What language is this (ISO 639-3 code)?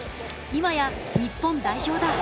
jpn